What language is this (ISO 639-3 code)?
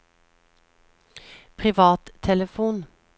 nor